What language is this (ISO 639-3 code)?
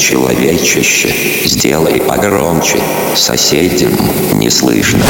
rus